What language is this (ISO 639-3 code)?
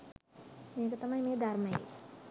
sin